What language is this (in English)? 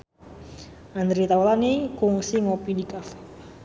Sundanese